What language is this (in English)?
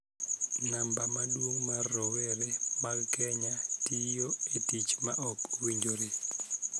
Luo (Kenya and Tanzania)